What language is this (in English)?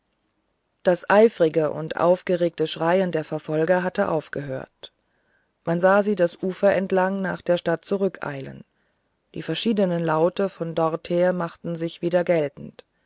German